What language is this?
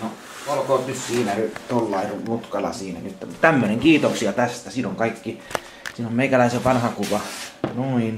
Finnish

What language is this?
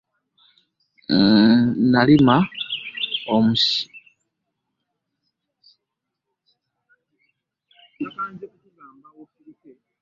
Ganda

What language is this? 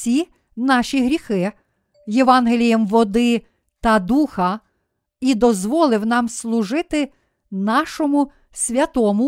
Ukrainian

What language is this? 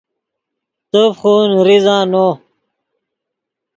Yidgha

